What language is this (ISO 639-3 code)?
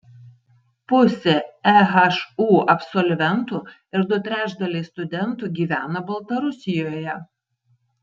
lit